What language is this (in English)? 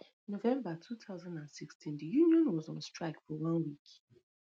Nigerian Pidgin